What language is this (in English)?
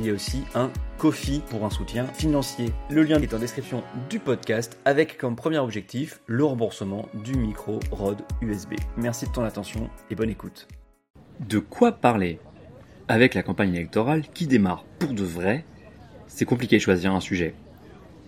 French